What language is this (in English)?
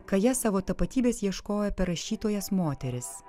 Lithuanian